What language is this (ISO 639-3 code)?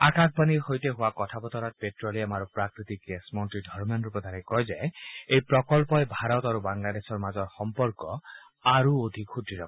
asm